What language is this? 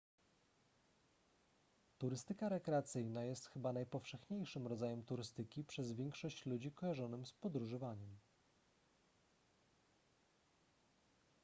Polish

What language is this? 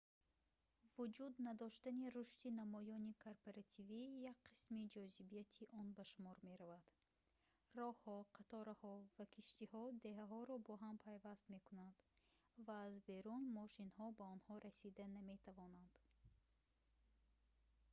Tajik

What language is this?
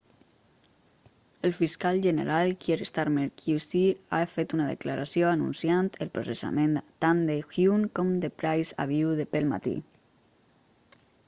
Catalan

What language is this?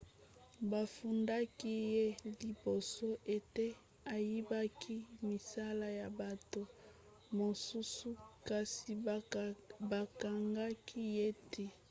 Lingala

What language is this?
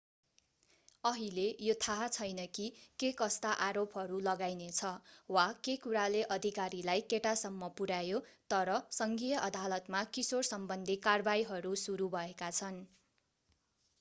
Nepali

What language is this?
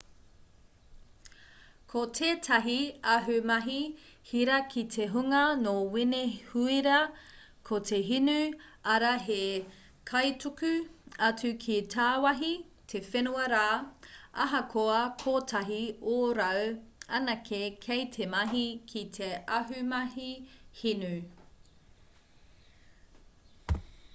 Māori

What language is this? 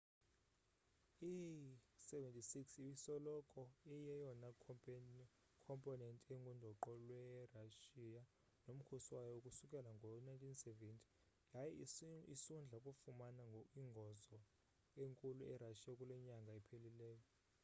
Xhosa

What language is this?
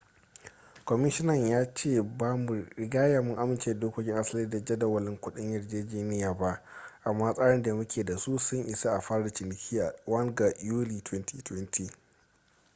Hausa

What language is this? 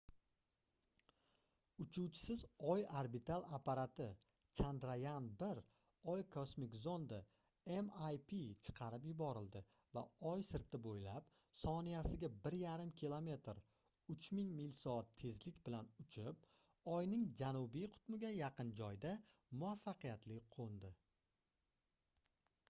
Uzbek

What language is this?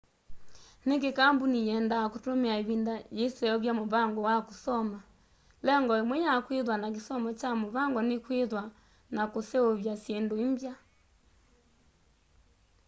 Kamba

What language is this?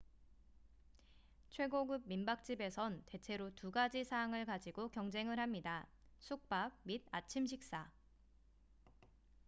Korean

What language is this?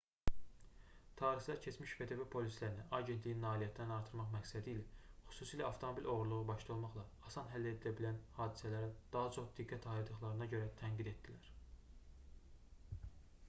Azerbaijani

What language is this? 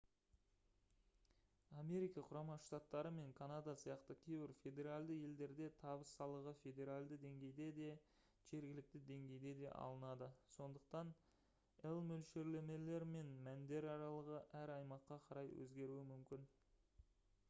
Kazakh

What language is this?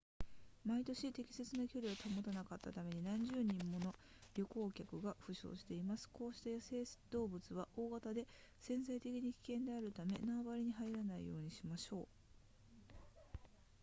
Japanese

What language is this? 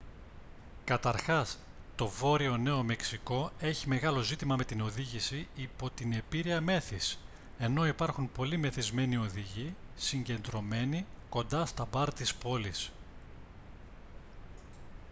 Greek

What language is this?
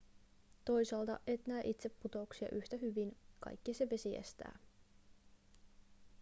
Finnish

